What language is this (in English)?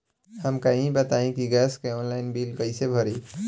Bhojpuri